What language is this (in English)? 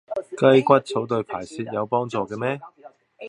Cantonese